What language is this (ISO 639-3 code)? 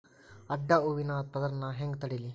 kan